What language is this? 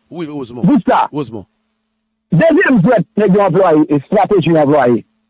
French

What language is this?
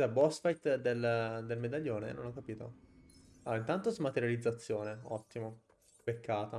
Italian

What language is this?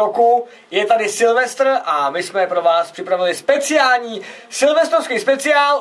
Czech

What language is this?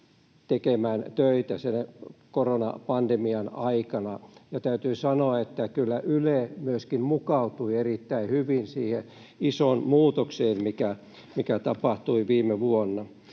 Finnish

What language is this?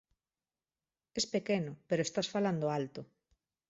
Galician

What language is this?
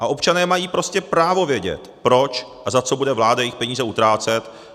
Czech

